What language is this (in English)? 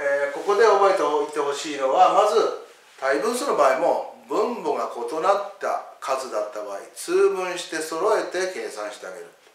Japanese